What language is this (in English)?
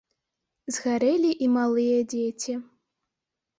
Belarusian